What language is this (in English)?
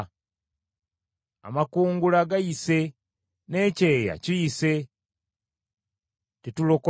Ganda